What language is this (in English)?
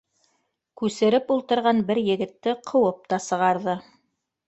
Bashkir